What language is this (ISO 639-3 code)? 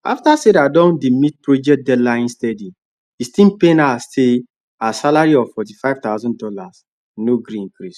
pcm